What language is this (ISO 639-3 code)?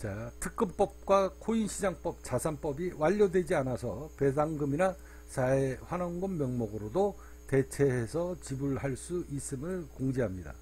kor